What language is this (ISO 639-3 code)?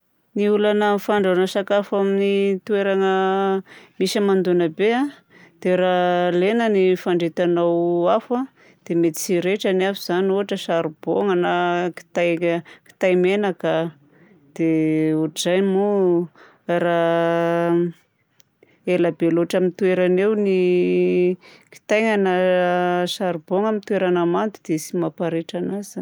bzc